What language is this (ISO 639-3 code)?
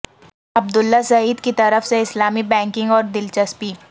urd